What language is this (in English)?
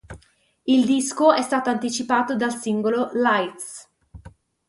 Italian